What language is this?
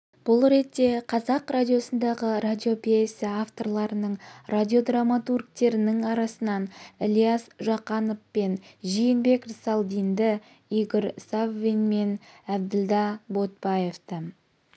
Kazakh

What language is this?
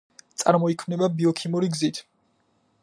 Georgian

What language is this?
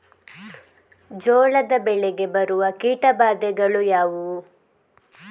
Kannada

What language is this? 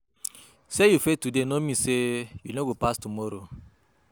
Nigerian Pidgin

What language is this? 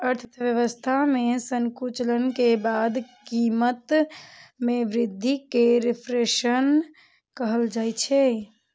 Maithili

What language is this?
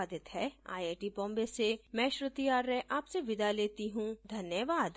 Hindi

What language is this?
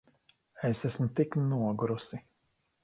Latvian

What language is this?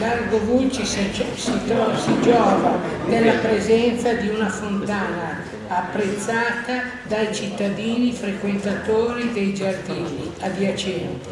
Italian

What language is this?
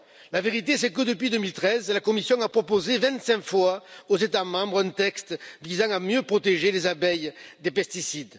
French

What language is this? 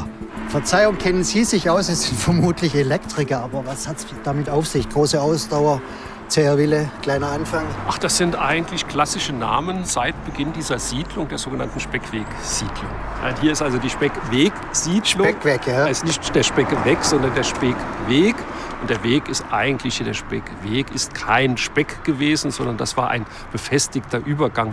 German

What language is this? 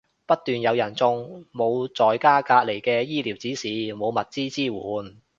Cantonese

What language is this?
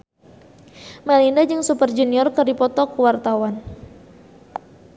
Sundanese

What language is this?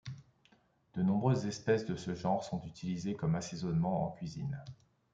French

